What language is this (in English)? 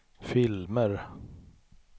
Swedish